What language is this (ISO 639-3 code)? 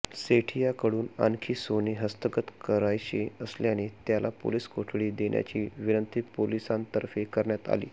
mar